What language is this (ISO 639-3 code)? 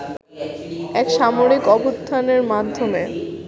ben